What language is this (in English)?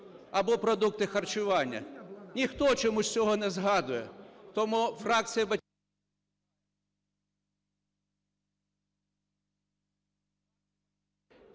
Ukrainian